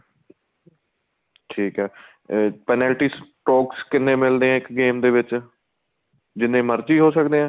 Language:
Punjabi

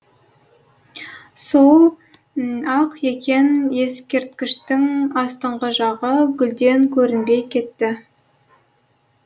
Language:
Kazakh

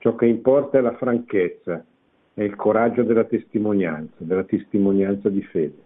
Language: Italian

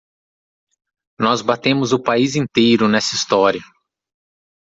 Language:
Portuguese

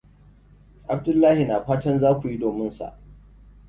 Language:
Hausa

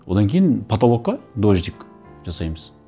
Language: Kazakh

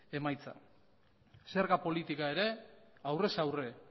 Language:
Basque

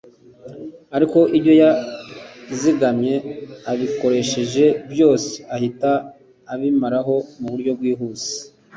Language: Kinyarwanda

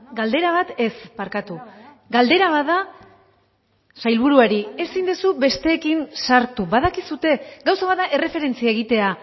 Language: Basque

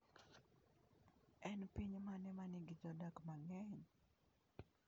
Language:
Luo (Kenya and Tanzania)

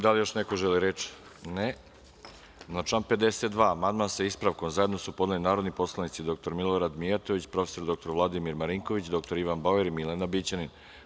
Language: Serbian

